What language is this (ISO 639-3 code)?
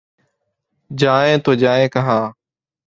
urd